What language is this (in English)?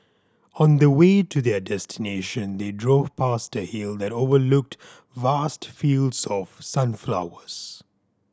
English